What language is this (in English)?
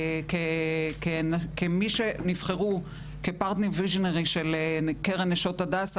Hebrew